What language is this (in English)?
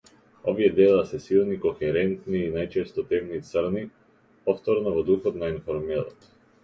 Macedonian